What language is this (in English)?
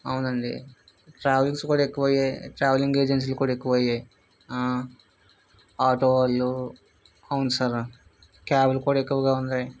Telugu